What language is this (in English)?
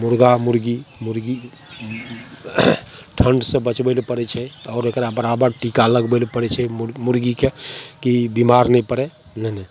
Maithili